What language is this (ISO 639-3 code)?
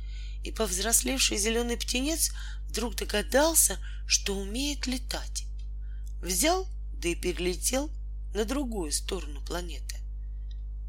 rus